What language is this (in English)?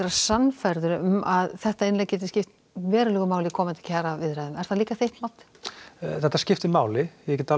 Icelandic